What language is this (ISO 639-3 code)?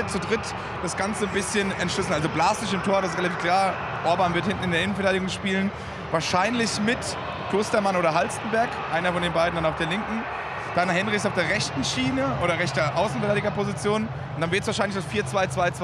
deu